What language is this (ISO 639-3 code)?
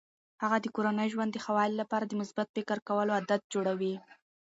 pus